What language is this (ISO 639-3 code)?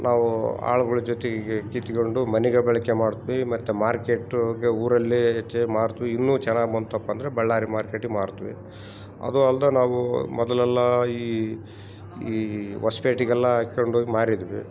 kan